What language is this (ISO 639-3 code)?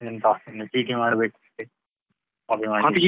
kan